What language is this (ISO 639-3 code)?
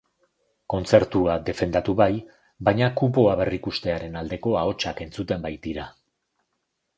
eus